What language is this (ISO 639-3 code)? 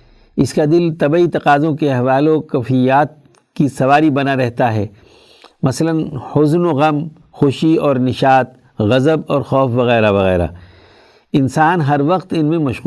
urd